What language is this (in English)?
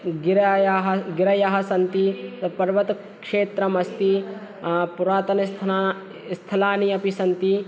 Sanskrit